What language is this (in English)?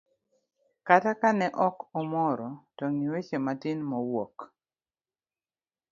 Luo (Kenya and Tanzania)